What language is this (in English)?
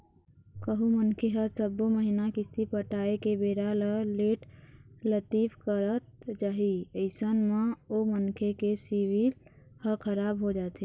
Chhattisgarhi